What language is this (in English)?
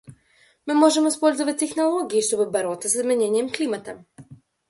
Russian